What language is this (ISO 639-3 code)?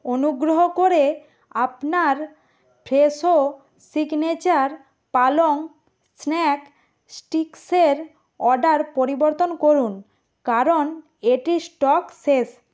ben